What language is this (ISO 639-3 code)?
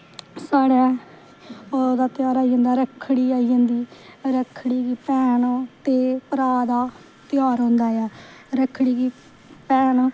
doi